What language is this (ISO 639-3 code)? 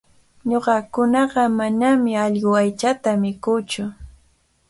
qvl